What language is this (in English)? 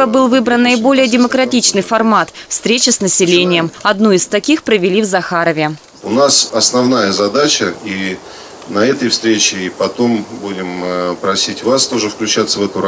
Russian